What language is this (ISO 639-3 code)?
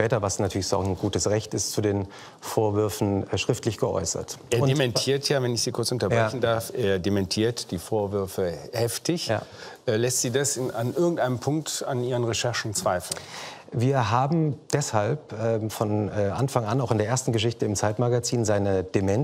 deu